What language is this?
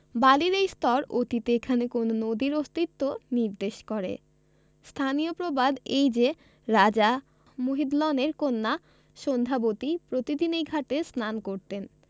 Bangla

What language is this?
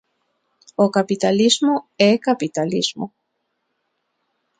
Galician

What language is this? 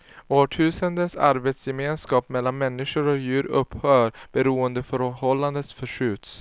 Swedish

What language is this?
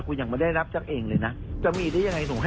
Thai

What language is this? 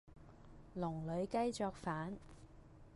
Cantonese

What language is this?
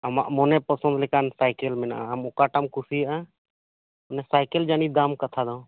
Santali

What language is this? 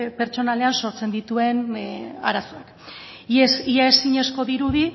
Basque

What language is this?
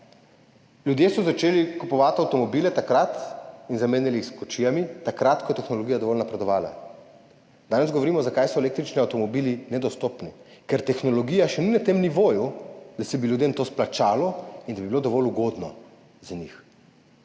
Slovenian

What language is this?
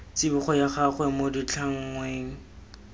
Tswana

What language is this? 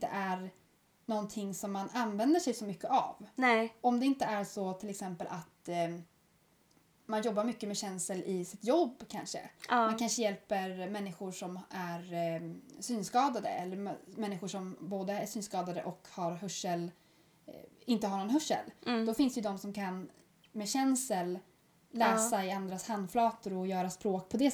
Swedish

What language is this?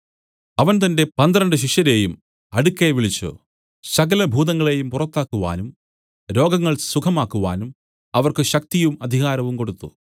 Malayalam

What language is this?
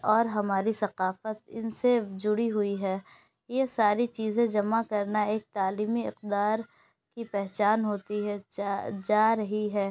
Urdu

